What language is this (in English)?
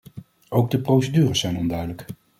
Dutch